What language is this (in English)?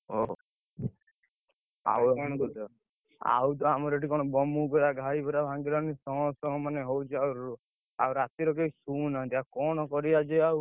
Odia